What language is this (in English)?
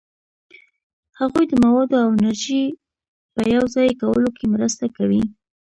Pashto